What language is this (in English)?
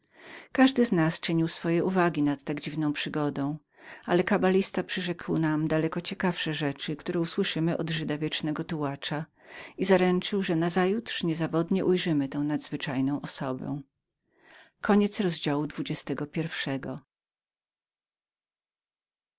Polish